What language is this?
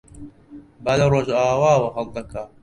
Central Kurdish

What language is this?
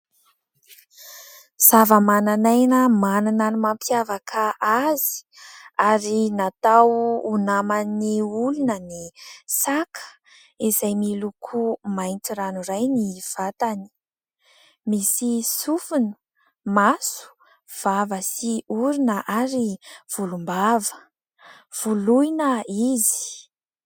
Malagasy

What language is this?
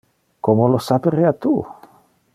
Interlingua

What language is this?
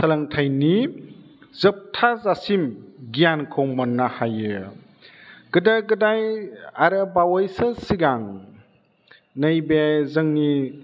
Bodo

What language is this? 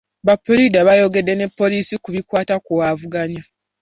Ganda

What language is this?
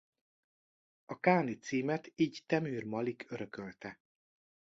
Hungarian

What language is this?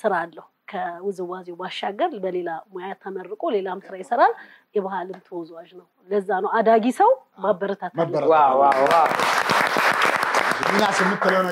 Arabic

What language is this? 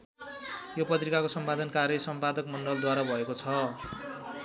Nepali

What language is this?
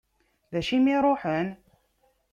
Kabyle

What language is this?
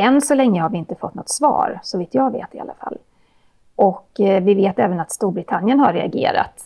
Swedish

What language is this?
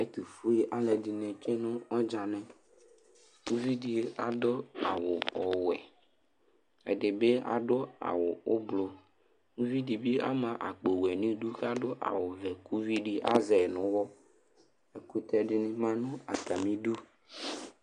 Ikposo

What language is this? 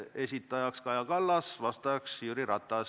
Estonian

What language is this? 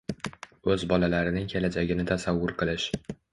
Uzbek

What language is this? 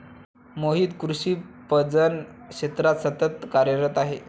Marathi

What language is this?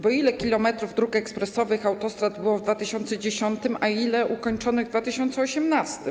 Polish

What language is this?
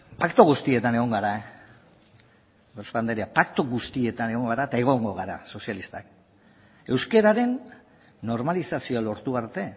Basque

